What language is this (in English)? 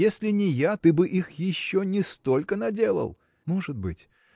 Russian